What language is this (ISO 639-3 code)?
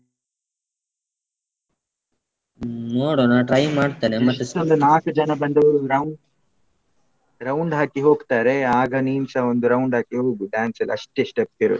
kan